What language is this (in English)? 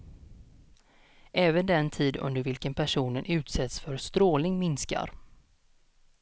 Swedish